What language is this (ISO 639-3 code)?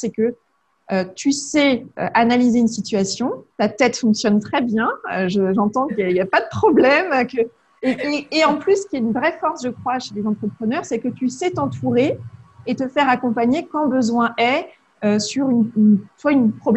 fra